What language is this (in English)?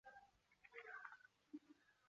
Chinese